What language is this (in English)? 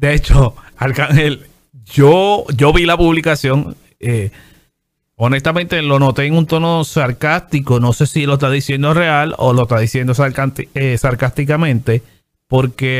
Spanish